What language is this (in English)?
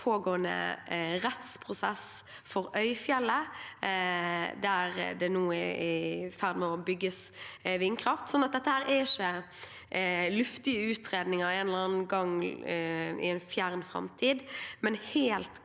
Norwegian